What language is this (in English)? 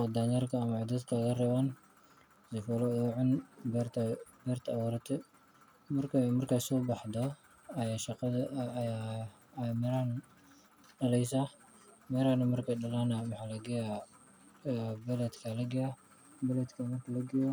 Somali